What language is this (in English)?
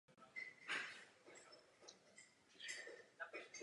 Czech